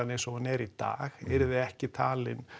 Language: Icelandic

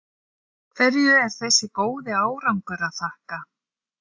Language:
Icelandic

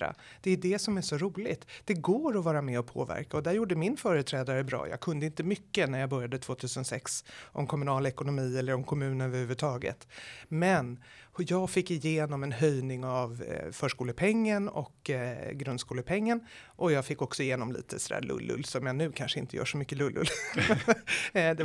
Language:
Swedish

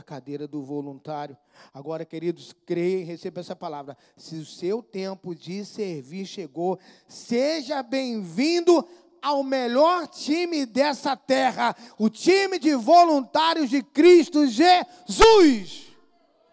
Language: Portuguese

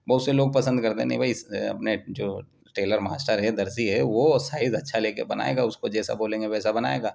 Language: Urdu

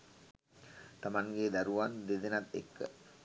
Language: Sinhala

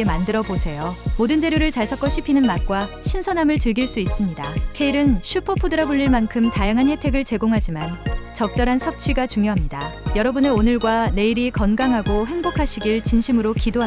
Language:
Korean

